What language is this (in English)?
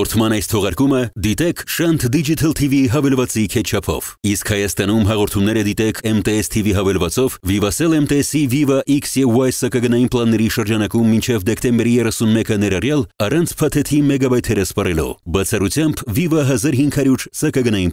Romanian